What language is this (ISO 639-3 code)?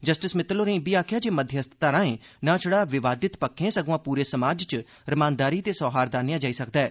doi